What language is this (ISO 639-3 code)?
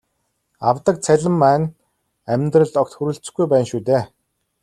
mon